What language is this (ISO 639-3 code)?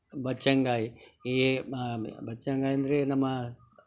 kan